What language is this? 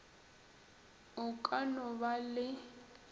Northern Sotho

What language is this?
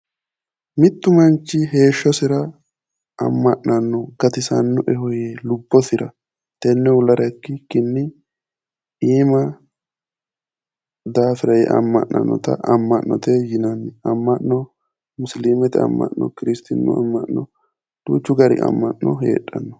Sidamo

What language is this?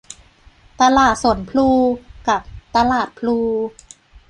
Thai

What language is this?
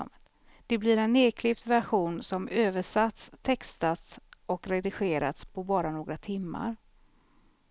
Swedish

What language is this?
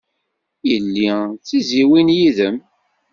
Kabyle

